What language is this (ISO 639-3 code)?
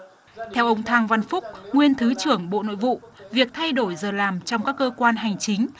vie